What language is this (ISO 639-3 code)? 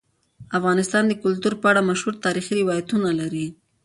pus